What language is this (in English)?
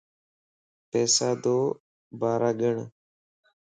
Lasi